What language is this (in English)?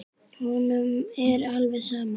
Icelandic